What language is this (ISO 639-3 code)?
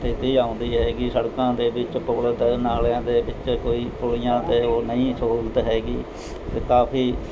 pan